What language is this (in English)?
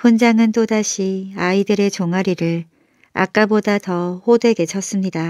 Korean